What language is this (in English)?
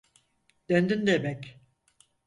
Turkish